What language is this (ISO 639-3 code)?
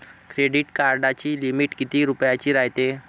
mar